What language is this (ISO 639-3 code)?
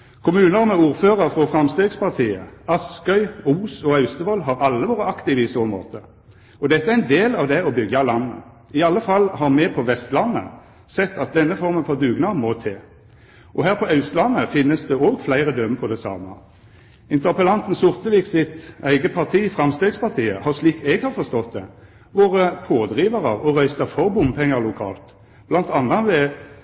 nno